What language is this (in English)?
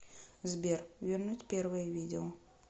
Russian